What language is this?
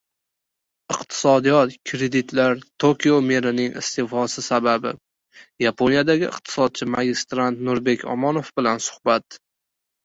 Uzbek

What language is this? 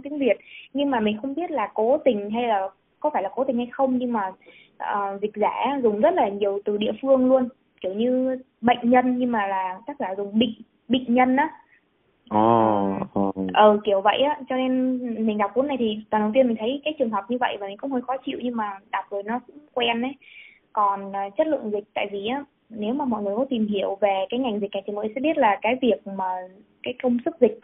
Vietnamese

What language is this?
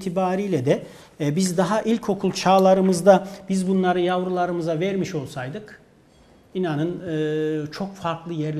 Turkish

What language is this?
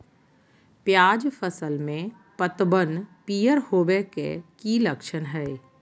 Magahi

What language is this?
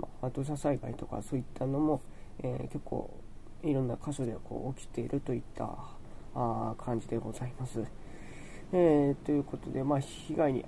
Japanese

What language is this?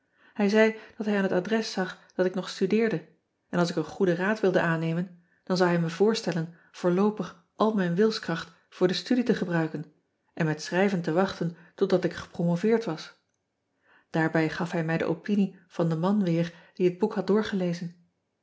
Dutch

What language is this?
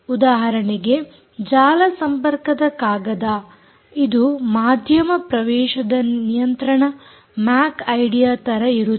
Kannada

